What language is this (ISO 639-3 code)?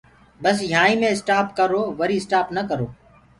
ggg